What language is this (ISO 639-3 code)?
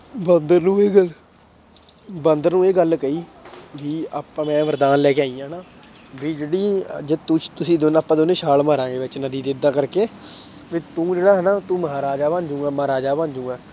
pan